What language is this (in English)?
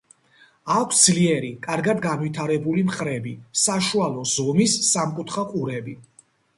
Georgian